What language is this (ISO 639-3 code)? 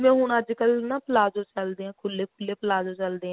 pan